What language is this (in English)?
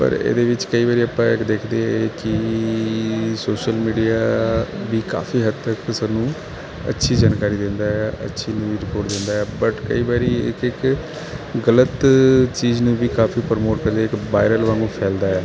Punjabi